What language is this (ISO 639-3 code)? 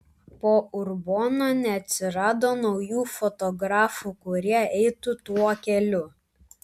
lit